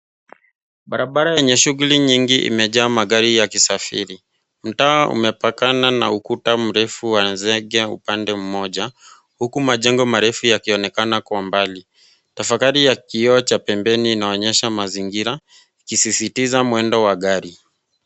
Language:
Swahili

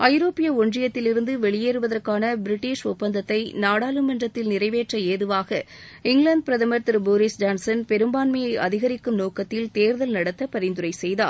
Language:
Tamil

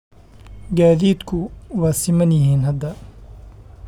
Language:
Somali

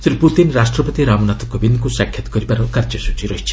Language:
Odia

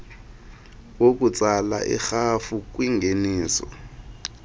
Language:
Xhosa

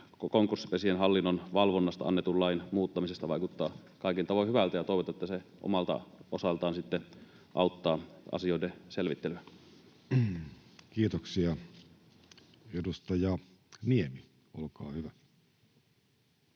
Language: Finnish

